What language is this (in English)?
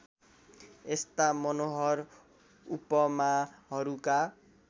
Nepali